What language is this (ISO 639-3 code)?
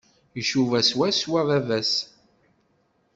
kab